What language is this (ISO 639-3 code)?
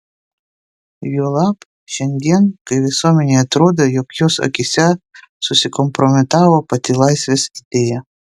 lit